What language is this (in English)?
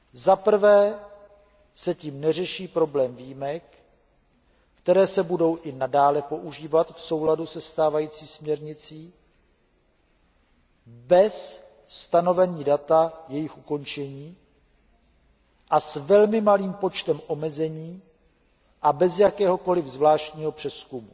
Czech